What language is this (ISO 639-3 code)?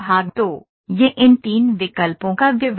hin